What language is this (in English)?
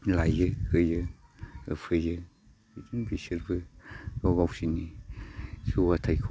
Bodo